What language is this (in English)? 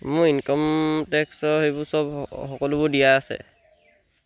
Assamese